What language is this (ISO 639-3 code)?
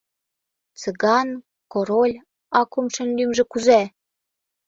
chm